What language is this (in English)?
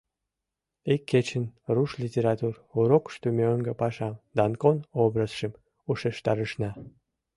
Mari